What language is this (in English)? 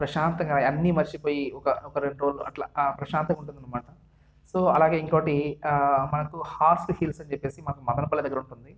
Telugu